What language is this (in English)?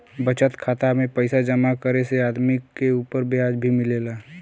Bhojpuri